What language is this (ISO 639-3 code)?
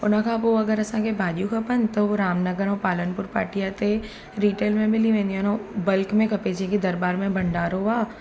snd